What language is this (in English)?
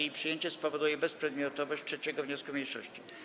Polish